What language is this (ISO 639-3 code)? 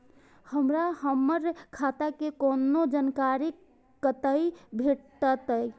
mai